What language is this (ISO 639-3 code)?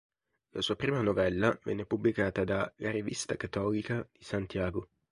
ita